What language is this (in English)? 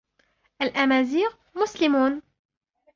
Arabic